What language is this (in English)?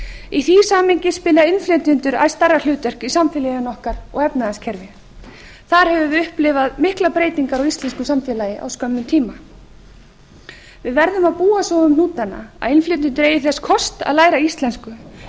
Icelandic